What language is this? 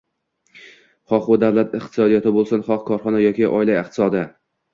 Uzbek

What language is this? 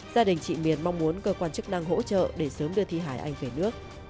Vietnamese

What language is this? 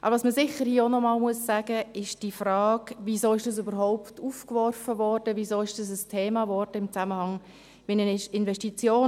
Swiss German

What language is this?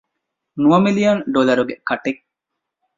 Divehi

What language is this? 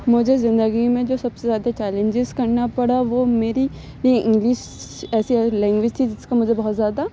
Urdu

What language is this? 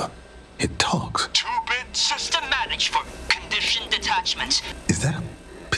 English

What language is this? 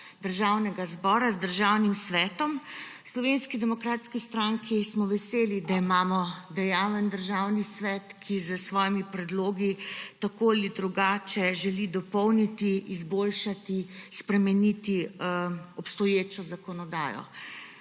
Slovenian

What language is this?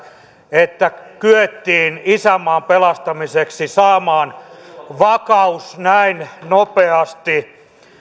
Finnish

